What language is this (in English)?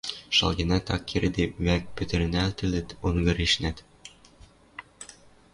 Western Mari